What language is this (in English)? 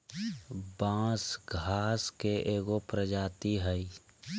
Magahi